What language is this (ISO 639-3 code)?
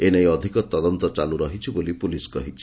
ori